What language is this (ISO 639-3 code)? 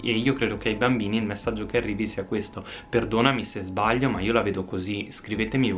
ita